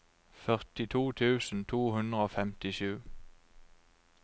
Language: Norwegian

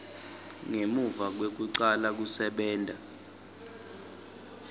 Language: Swati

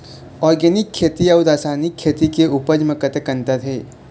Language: Chhattisgarhi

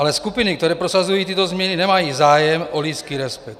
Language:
Czech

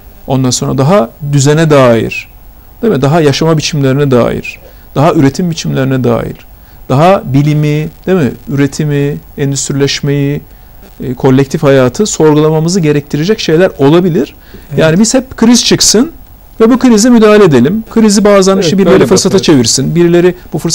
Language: Turkish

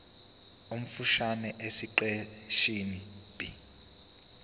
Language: Zulu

